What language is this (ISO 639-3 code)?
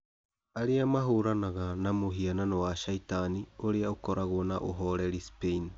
kik